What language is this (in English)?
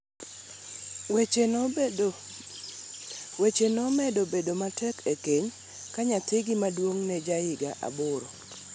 Luo (Kenya and Tanzania)